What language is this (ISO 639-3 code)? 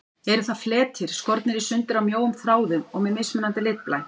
isl